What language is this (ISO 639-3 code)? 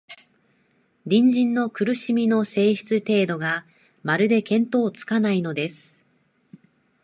jpn